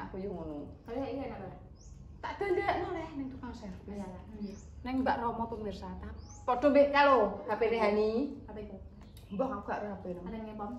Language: Indonesian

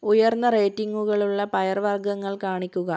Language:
Malayalam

